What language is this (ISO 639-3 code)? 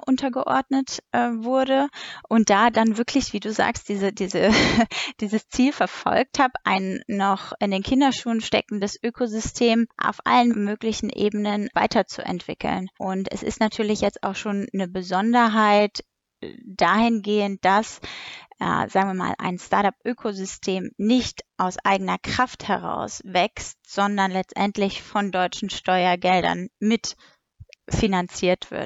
deu